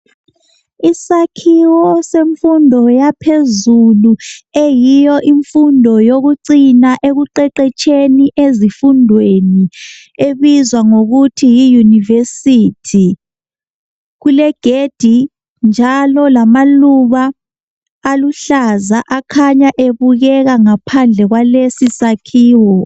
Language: North Ndebele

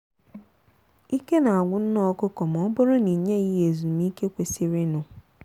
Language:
Igbo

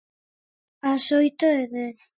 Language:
Galician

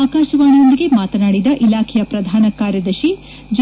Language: Kannada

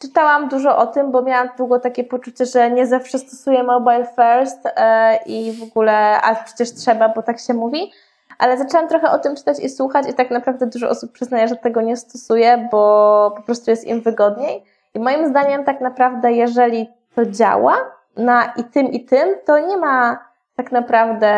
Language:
Polish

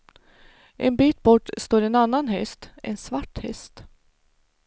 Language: Swedish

